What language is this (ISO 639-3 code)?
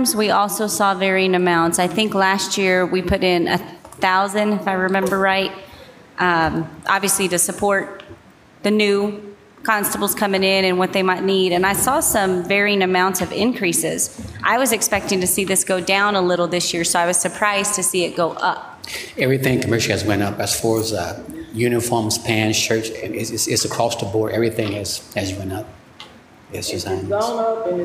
eng